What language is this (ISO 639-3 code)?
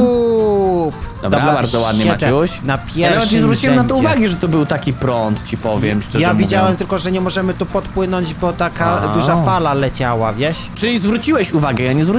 pol